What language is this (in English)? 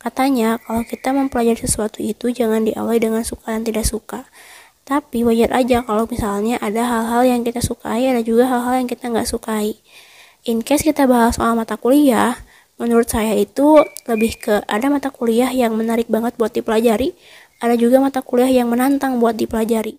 Indonesian